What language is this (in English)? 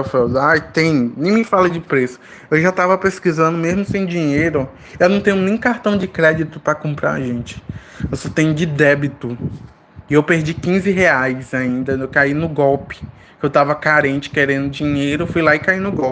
Portuguese